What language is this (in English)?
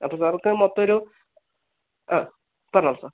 Malayalam